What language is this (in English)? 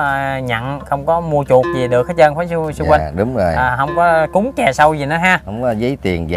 Vietnamese